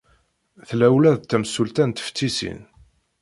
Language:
Kabyle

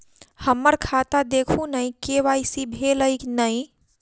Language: Maithili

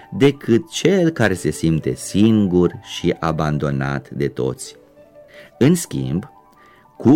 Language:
Romanian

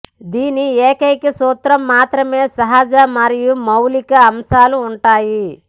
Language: Telugu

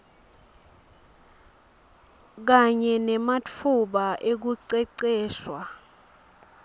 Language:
Swati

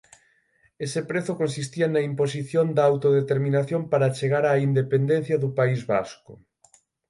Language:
Galician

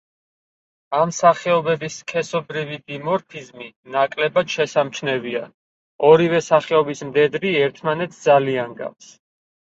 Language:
Georgian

